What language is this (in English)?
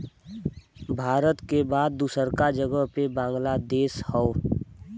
Bhojpuri